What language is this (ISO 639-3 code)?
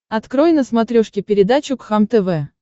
rus